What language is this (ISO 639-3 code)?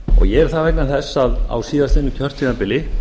isl